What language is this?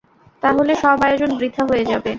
Bangla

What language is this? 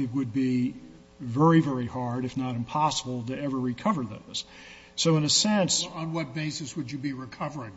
English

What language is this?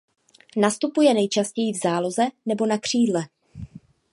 Czech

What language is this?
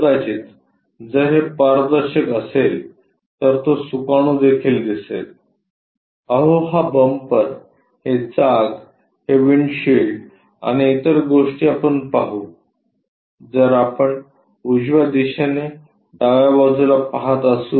Marathi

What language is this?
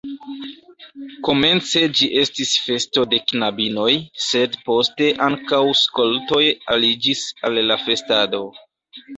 Esperanto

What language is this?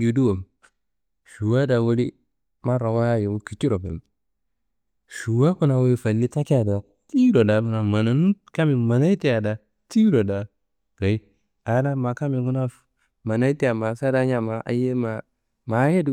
Kanembu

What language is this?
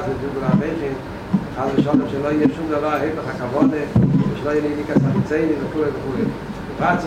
Hebrew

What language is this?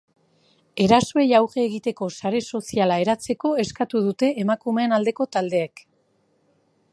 Basque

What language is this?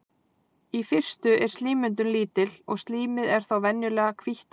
Icelandic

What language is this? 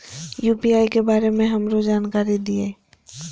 Maithili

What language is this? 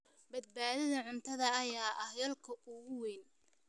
Somali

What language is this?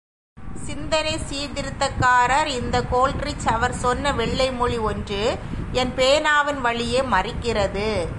Tamil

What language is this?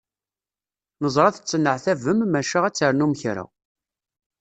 Kabyle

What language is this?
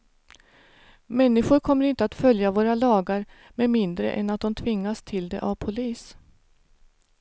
Swedish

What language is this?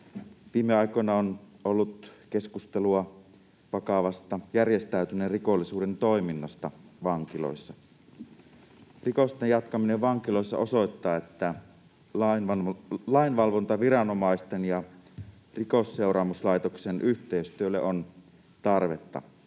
Finnish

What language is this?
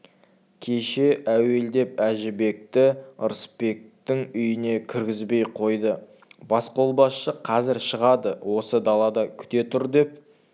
Kazakh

